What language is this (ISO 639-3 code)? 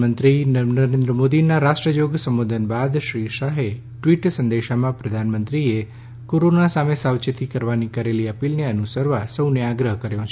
guj